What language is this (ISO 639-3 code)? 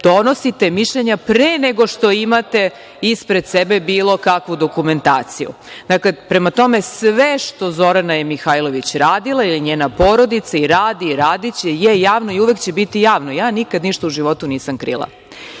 srp